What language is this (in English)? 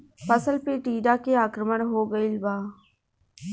Bhojpuri